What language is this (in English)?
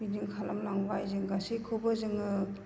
Bodo